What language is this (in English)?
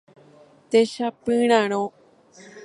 Guarani